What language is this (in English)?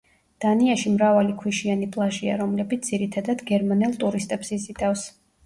Georgian